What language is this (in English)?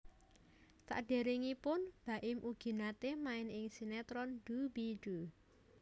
Javanese